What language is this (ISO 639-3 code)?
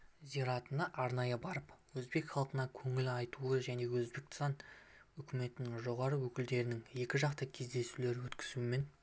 kaz